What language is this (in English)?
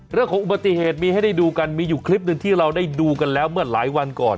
Thai